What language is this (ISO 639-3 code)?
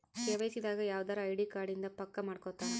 kan